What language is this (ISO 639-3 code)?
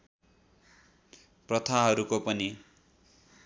nep